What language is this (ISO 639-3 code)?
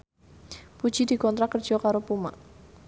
jav